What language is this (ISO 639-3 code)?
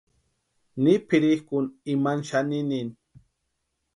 pua